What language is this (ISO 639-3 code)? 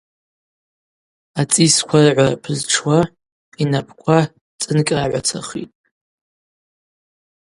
abq